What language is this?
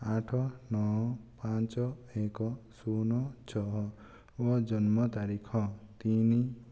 Odia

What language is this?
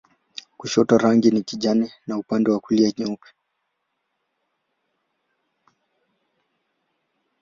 Swahili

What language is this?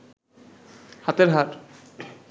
Bangla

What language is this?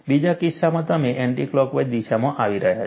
Gujarati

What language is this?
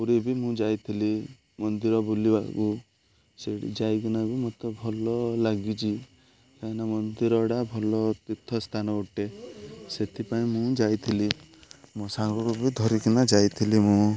Odia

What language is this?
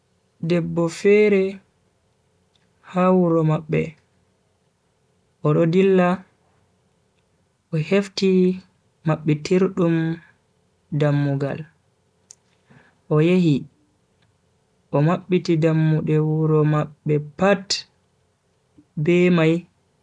Bagirmi Fulfulde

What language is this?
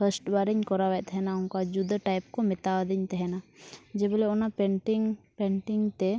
Santali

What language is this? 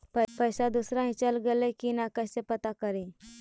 Magahi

